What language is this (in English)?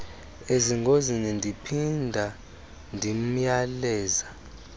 Xhosa